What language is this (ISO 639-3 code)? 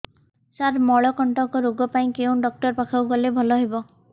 ori